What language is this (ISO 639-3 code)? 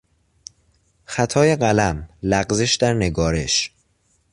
fas